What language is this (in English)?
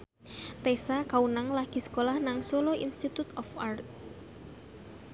Javanese